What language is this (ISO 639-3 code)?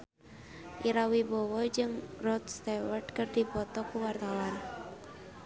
sun